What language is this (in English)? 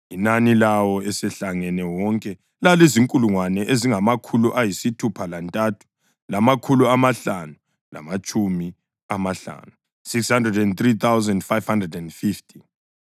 North Ndebele